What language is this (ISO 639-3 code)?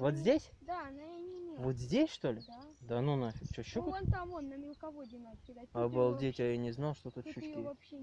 rus